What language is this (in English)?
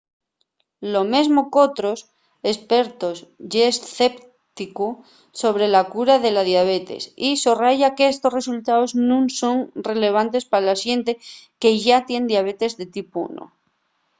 Asturian